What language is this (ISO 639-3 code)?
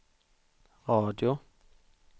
swe